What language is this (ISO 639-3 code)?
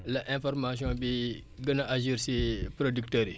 wol